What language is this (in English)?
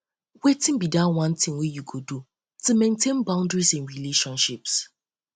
Nigerian Pidgin